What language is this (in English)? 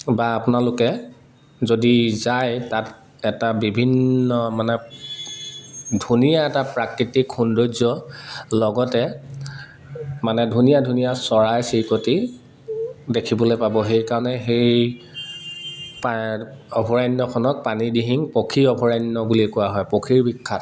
Assamese